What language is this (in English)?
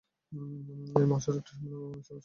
Bangla